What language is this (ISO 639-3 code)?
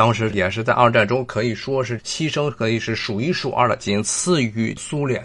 zho